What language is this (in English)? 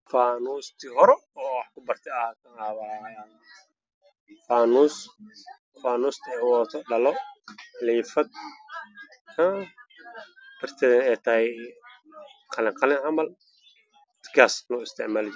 Somali